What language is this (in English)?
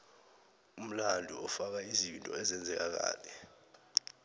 South Ndebele